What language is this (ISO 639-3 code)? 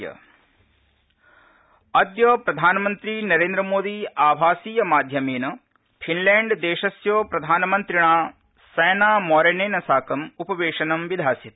san